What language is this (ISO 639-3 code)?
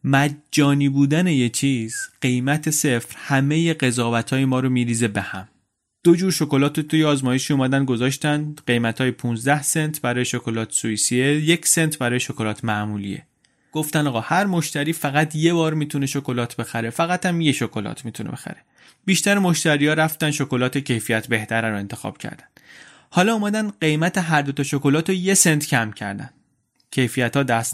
fas